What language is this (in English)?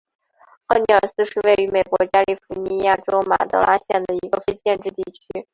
Chinese